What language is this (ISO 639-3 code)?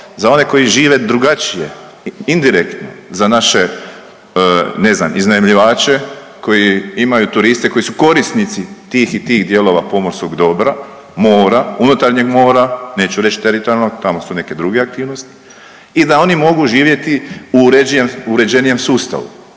hrv